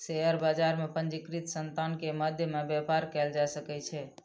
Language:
Maithili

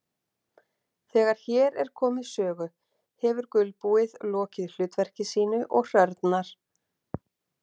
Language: Icelandic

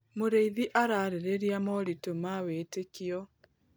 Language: Kikuyu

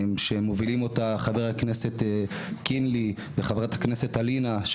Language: Hebrew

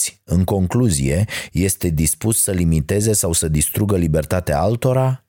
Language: Romanian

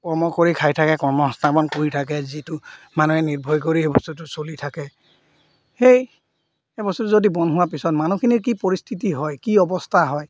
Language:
Assamese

